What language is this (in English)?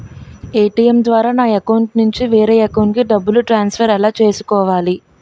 Telugu